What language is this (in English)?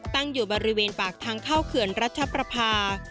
Thai